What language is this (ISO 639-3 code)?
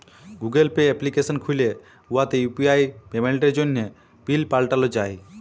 ben